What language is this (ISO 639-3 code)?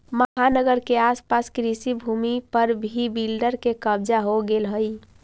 mag